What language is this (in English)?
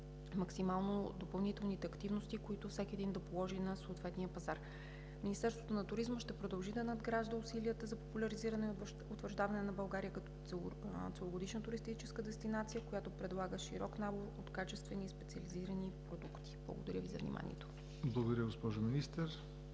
Bulgarian